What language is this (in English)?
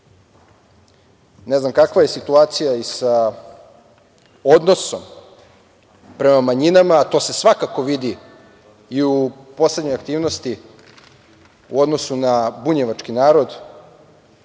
Serbian